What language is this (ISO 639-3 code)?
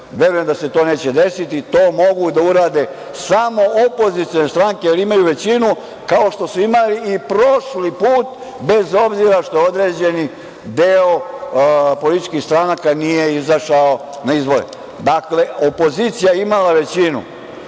srp